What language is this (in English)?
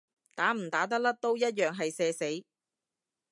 Cantonese